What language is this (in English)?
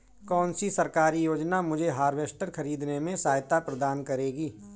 Hindi